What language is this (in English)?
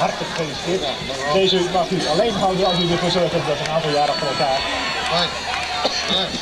Dutch